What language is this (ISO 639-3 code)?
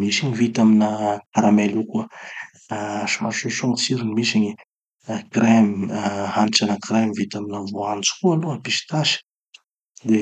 txy